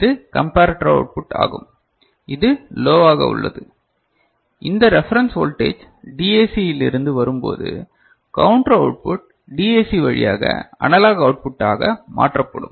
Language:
Tamil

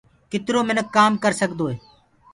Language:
Gurgula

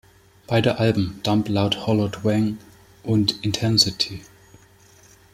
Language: German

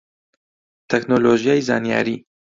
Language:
Central Kurdish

